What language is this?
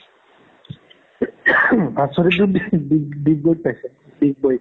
Assamese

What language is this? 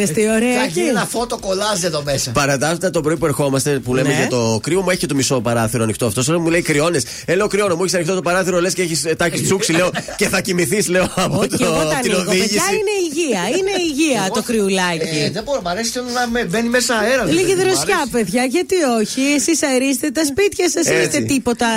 Greek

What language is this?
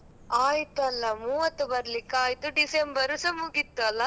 Kannada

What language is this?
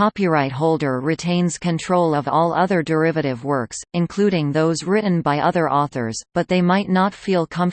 English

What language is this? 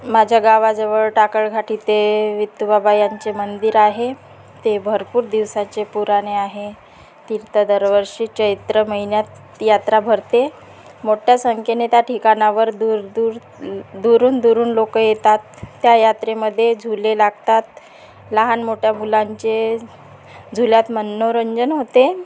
Marathi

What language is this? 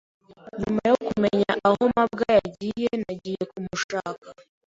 Kinyarwanda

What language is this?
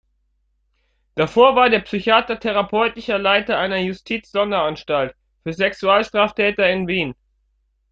German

